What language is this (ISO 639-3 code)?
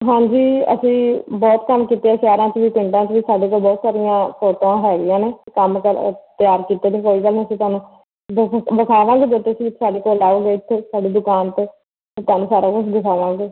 pan